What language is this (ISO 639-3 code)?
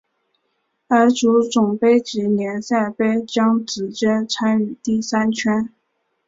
zho